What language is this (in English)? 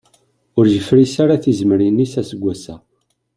Kabyle